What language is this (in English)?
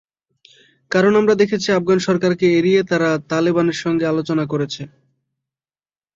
Bangla